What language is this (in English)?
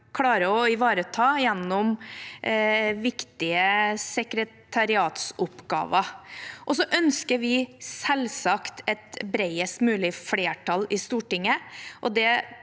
Norwegian